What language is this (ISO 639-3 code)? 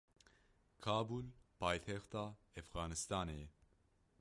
kur